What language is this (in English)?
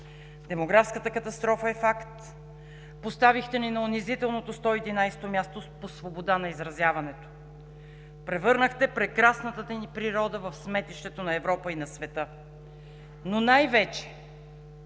Bulgarian